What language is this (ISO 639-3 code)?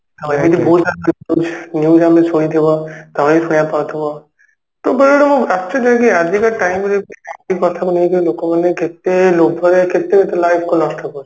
ori